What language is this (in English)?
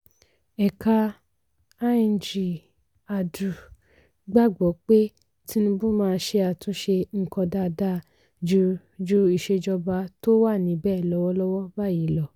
Yoruba